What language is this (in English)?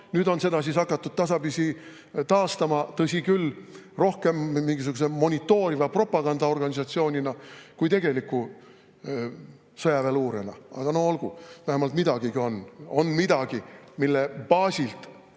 Estonian